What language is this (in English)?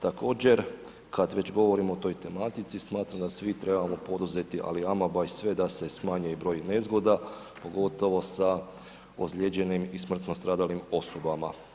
Croatian